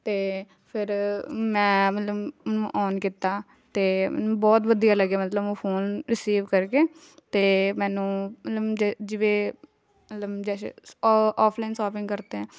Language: Punjabi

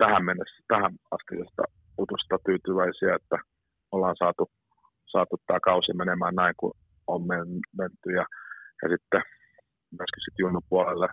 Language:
Finnish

